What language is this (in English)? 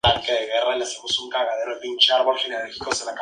Spanish